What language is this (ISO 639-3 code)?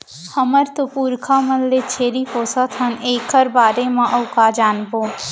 hne